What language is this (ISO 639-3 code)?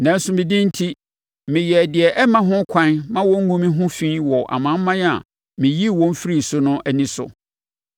aka